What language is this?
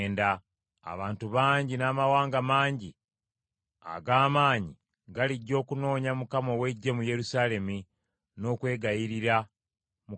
Ganda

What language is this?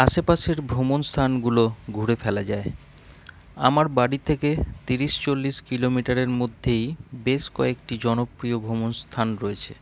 Bangla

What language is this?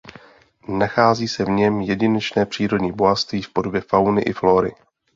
Czech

